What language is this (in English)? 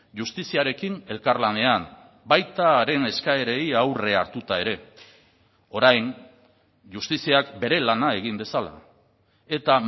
Basque